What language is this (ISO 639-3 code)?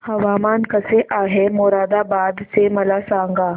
mar